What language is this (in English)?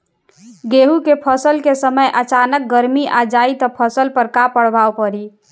Bhojpuri